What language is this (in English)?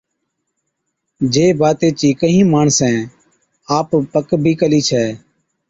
Od